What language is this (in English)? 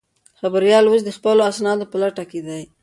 Pashto